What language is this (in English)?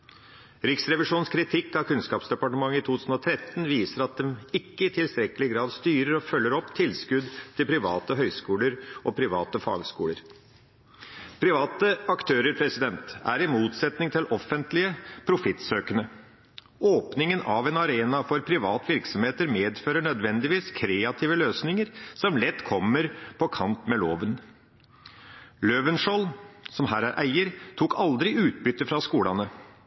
Norwegian Bokmål